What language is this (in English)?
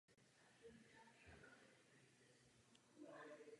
Czech